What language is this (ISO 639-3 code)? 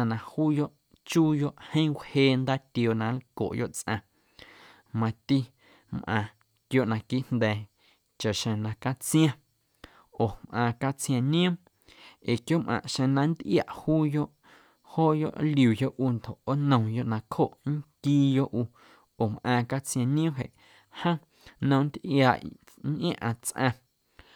amu